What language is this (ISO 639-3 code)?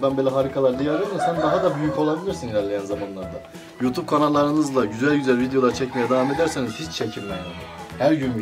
tur